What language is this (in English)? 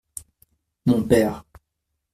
French